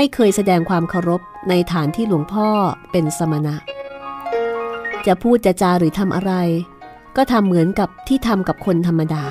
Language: Thai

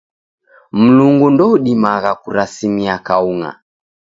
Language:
Taita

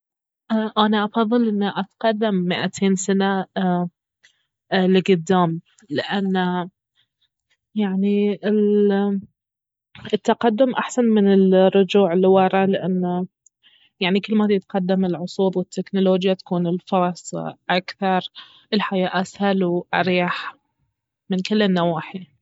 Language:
Baharna Arabic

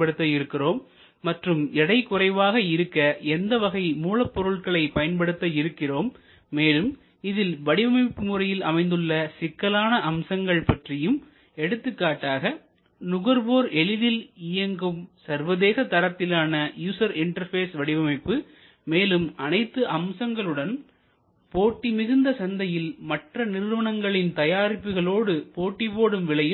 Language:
Tamil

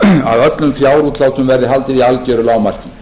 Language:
Icelandic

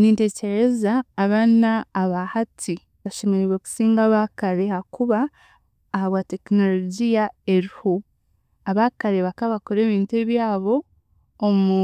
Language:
Chiga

